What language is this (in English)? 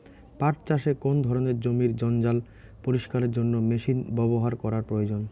Bangla